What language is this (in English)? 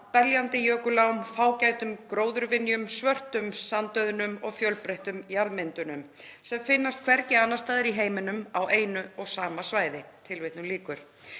Icelandic